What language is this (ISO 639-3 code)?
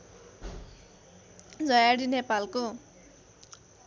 nep